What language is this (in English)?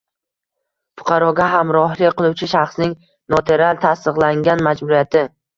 Uzbek